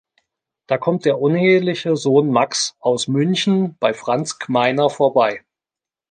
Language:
German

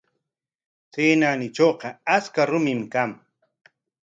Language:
Corongo Ancash Quechua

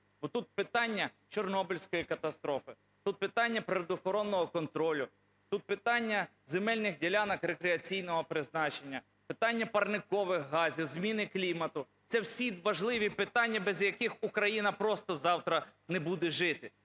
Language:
Ukrainian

